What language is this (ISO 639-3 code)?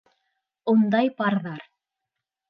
bak